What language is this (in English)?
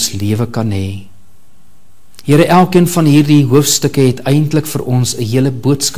Dutch